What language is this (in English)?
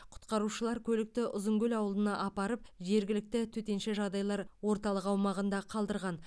Kazakh